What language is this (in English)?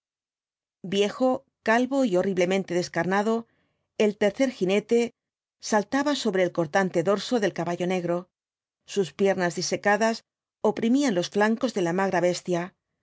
Spanish